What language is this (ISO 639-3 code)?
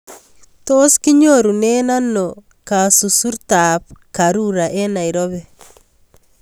kln